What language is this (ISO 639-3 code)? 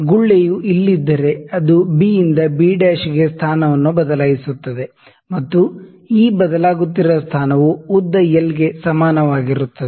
kan